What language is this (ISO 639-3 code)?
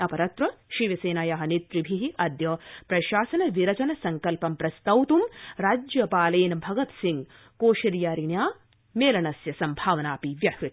san